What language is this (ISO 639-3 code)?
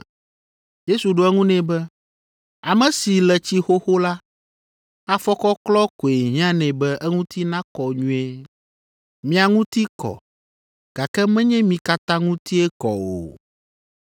ewe